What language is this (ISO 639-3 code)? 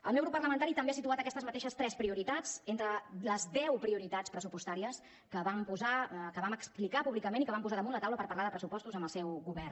cat